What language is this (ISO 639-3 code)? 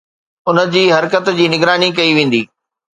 snd